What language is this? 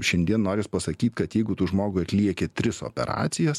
Lithuanian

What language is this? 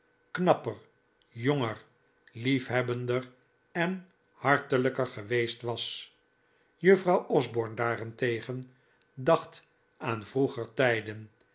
Dutch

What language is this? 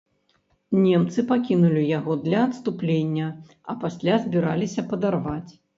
Belarusian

